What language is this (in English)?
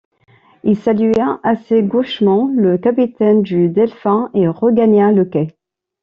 French